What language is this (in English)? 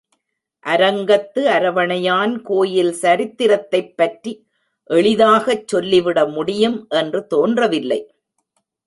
Tamil